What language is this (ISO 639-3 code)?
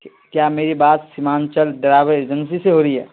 urd